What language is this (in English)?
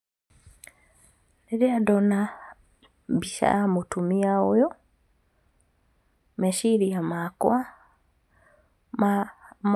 Kikuyu